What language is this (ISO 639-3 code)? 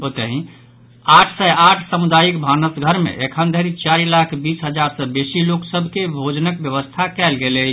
mai